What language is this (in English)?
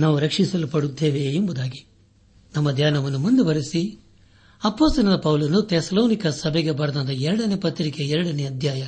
Kannada